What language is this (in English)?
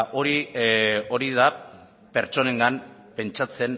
Basque